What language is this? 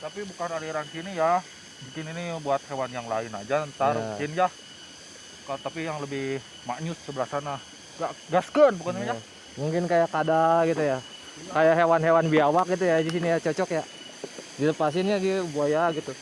Indonesian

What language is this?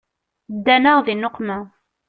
Kabyle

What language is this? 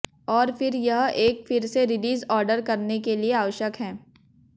Hindi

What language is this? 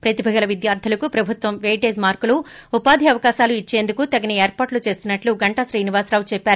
Telugu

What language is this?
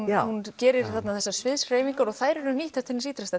Icelandic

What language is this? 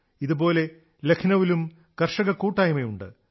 Malayalam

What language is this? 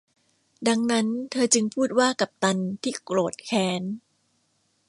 Thai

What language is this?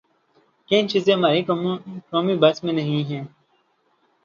Urdu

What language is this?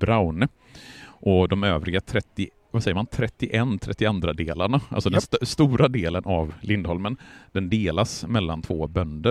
Swedish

